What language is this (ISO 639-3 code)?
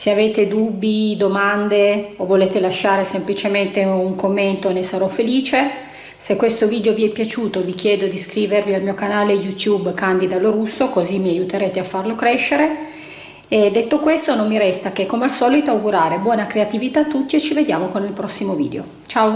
ita